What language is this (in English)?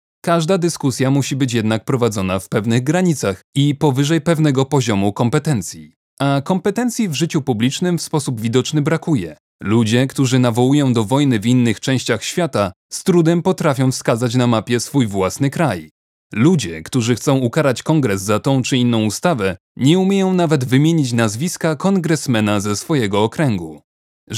Polish